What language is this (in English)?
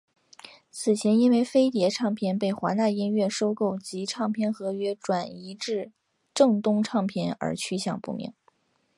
Chinese